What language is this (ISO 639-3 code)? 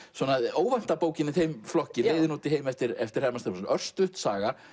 isl